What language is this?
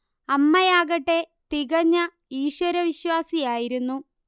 Malayalam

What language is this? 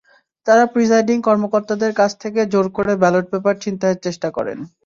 Bangla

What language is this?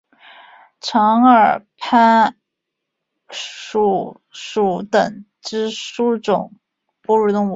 Chinese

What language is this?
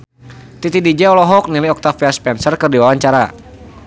Sundanese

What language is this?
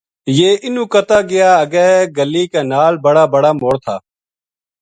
Gujari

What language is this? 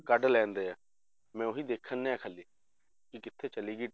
Punjabi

